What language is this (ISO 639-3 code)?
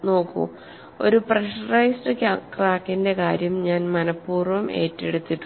mal